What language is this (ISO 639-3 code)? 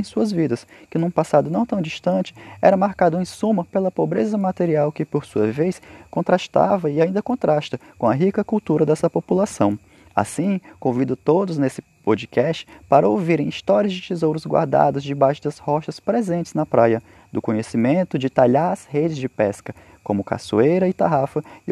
por